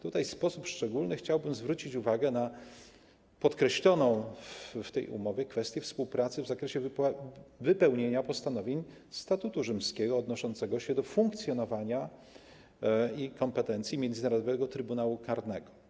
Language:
Polish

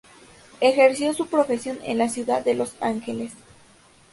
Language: Spanish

